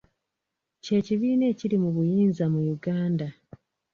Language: Ganda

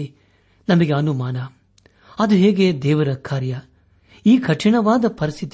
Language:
Kannada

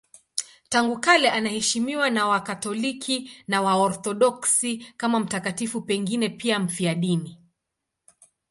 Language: Swahili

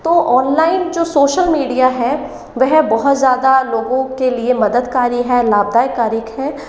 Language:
Hindi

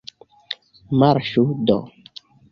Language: Esperanto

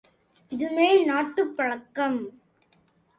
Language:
Tamil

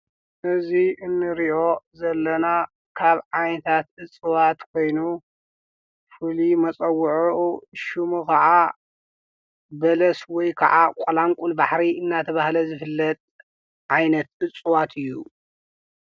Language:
Tigrinya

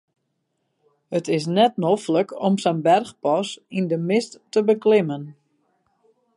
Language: Western Frisian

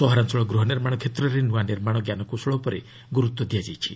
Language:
Odia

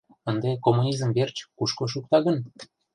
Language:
Mari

